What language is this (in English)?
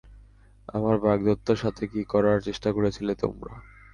Bangla